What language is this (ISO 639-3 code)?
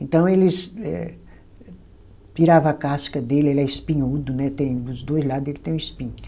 por